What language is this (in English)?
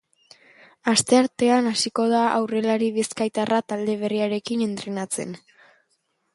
Basque